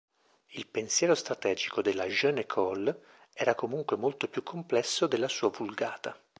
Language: Italian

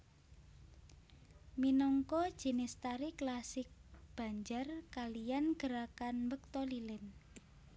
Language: Javanese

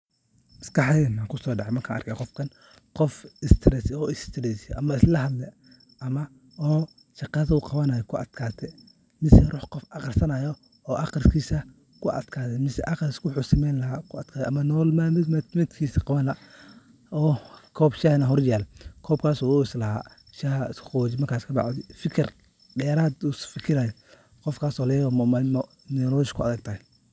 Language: Somali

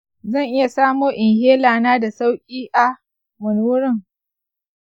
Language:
Hausa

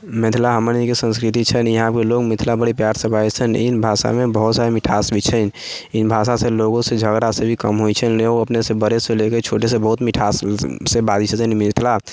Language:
Maithili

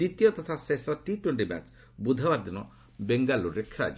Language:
Odia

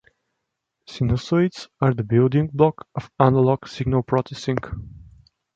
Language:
English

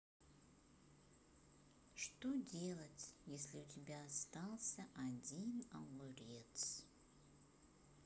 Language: Russian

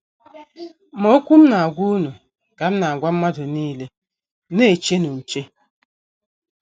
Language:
Igbo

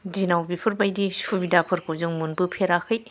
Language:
Bodo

